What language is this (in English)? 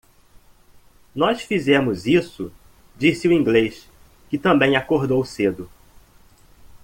Portuguese